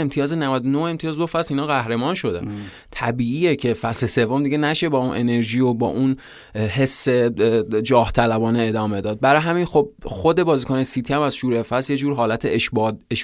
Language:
Persian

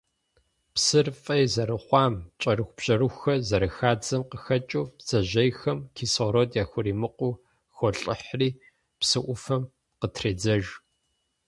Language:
Kabardian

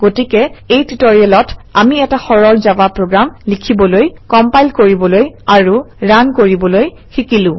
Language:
Assamese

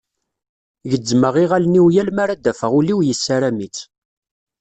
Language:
Kabyle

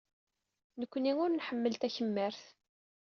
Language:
Kabyle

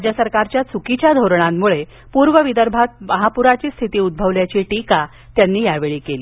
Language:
Marathi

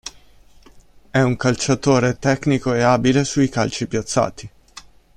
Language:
Italian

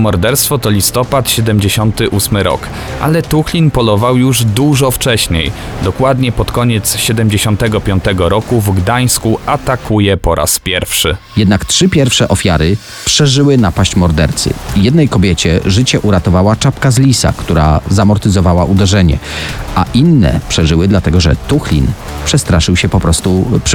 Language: Polish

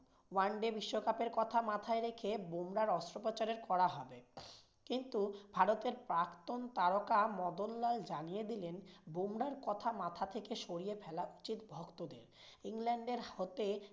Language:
Bangla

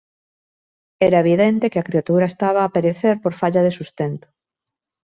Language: Galician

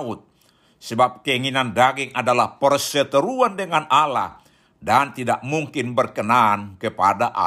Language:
Indonesian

